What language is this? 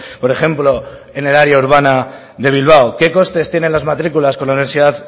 Spanish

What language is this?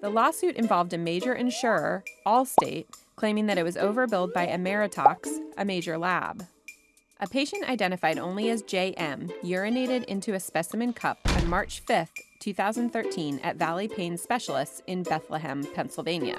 English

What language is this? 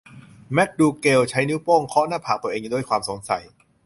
Thai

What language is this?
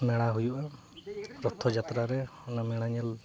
Santali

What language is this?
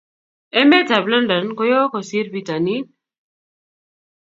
Kalenjin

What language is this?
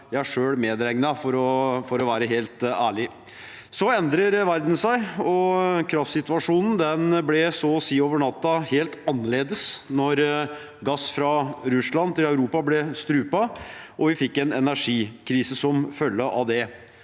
Norwegian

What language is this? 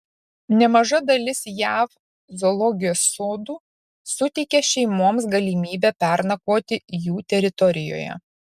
Lithuanian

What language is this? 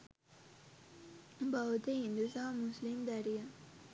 Sinhala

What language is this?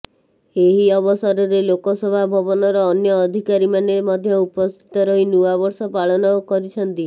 Odia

